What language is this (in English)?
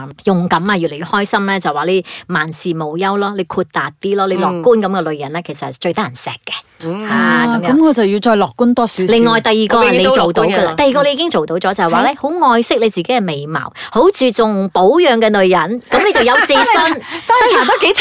Chinese